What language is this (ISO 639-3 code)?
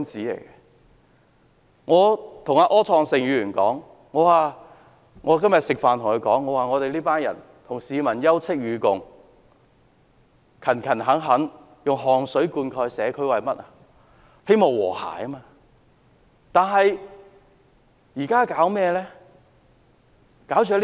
yue